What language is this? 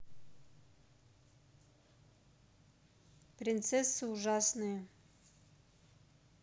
Russian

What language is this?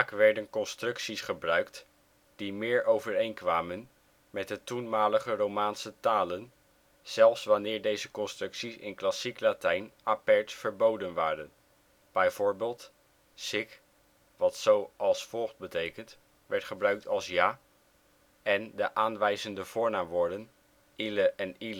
Dutch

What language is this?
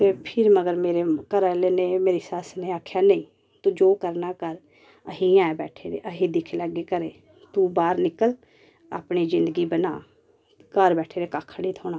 Dogri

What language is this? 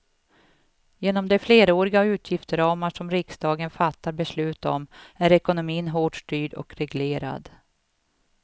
Swedish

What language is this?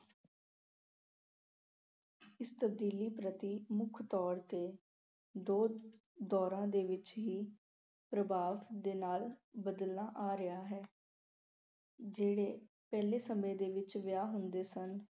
Punjabi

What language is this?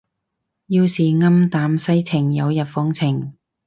Cantonese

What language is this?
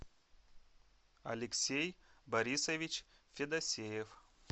Russian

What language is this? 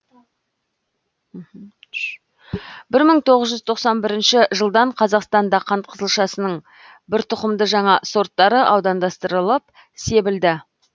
Kazakh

